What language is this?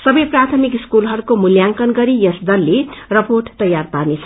Nepali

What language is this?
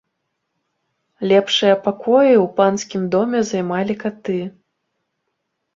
Belarusian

